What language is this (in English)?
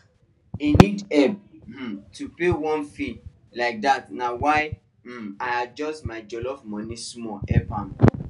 Nigerian Pidgin